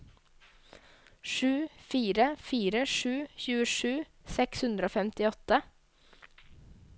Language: Norwegian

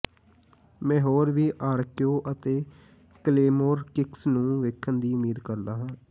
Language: Punjabi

